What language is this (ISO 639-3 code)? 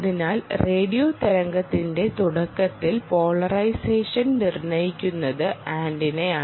mal